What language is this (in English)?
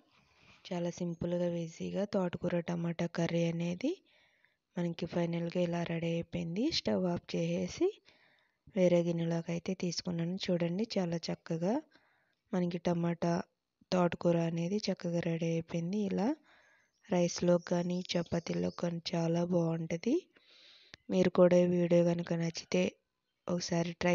Telugu